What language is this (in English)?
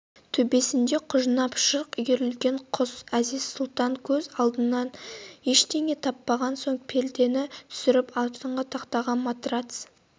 Kazakh